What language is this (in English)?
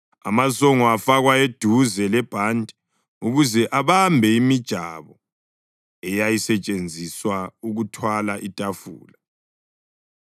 North Ndebele